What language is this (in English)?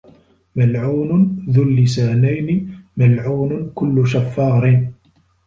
Arabic